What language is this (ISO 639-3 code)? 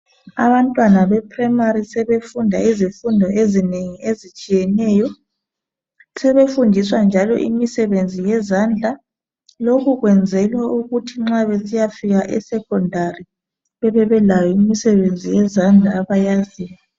nde